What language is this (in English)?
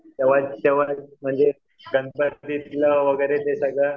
Marathi